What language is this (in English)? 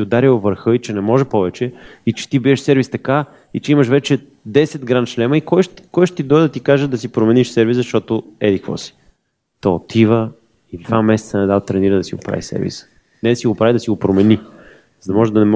Bulgarian